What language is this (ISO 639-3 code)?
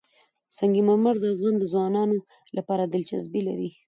pus